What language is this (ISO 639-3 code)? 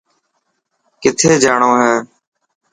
mki